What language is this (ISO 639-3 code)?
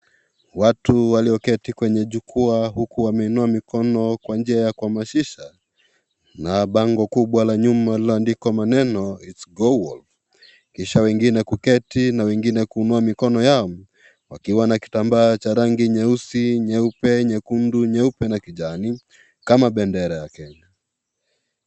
swa